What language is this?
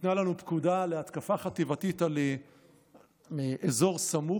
Hebrew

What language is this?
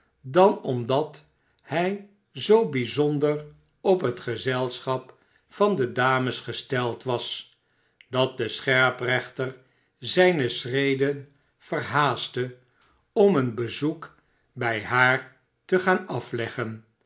Dutch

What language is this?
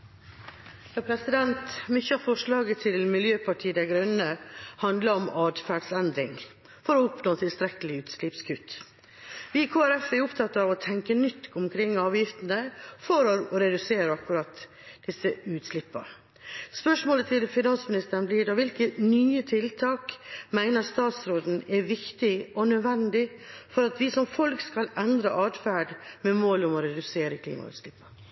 Norwegian Bokmål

